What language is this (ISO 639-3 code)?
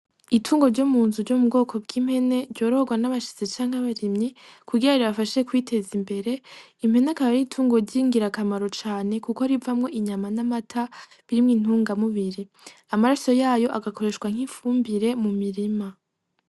run